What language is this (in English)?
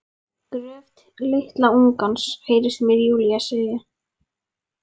Icelandic